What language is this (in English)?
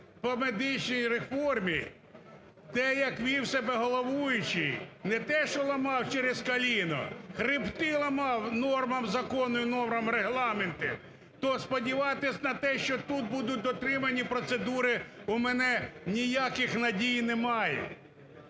Ukrainian